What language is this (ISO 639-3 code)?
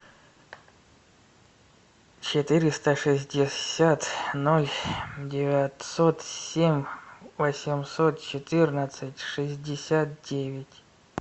rus